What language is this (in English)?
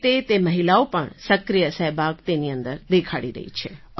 Gujarati